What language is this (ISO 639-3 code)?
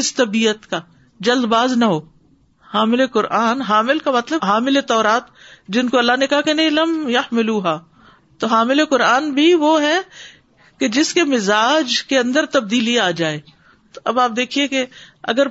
urd